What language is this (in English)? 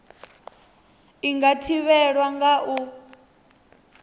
Venda